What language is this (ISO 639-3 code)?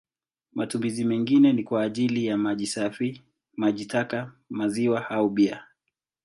swa